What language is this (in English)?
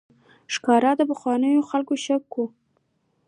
Pashto